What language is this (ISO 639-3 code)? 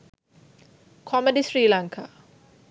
sin